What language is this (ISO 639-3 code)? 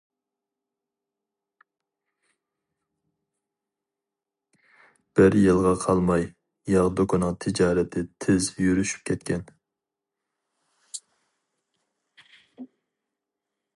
uig